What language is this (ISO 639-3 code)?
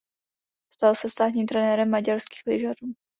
ces